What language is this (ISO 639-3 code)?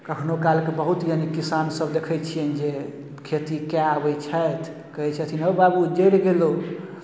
mai